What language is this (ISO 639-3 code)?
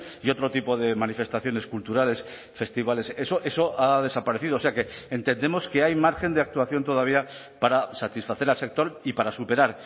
spa